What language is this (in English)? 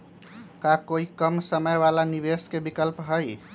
Magahi